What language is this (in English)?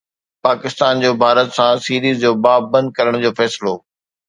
Sindhi